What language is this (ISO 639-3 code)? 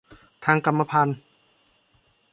tha